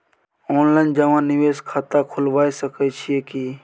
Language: Maithili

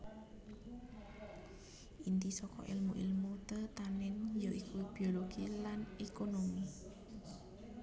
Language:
Javanese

